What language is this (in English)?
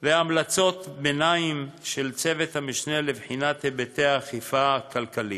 Hebrew